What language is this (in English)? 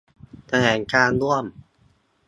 Thai